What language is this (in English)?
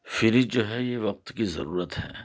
Urdu